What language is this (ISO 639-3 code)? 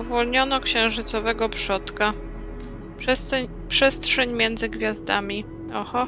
pol